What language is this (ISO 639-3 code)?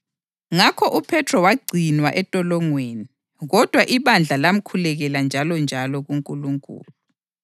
nde